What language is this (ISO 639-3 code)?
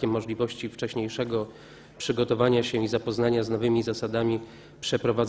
pol